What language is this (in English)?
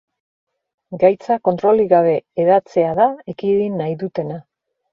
Basque